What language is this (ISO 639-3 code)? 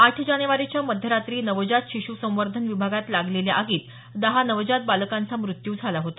mar